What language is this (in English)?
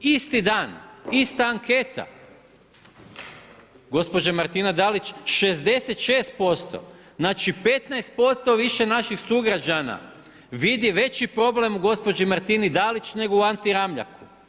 Croatian